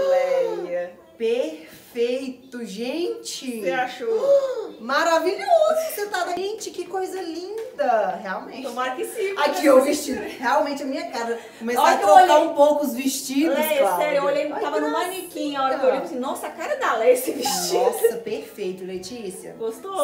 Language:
Portuguese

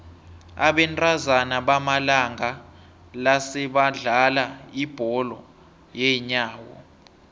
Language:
South Ndebele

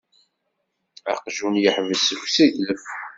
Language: Kabyle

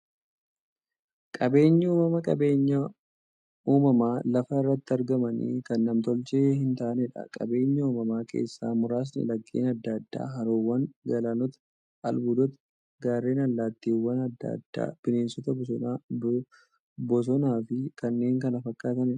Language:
Oromo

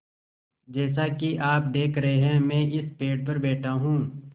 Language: Hindi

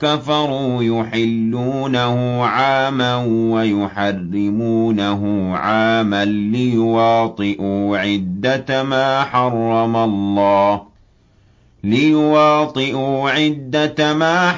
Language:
Arabic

